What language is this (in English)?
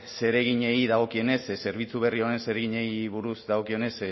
Basque